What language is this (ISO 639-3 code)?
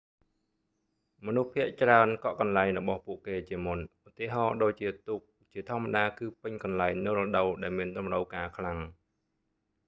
khm